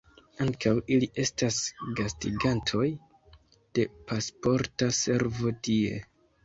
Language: Esperanto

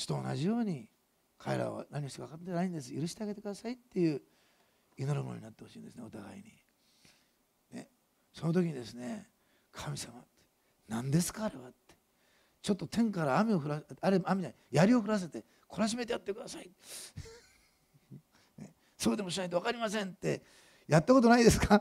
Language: Japanese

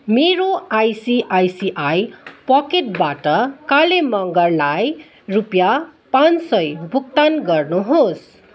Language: Nepali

